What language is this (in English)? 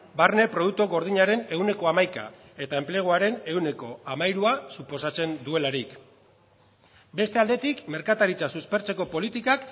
Basque